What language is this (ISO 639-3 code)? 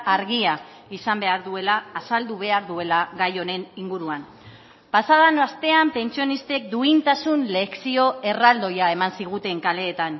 eus